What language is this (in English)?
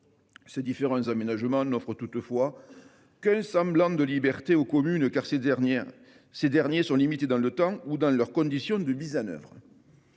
French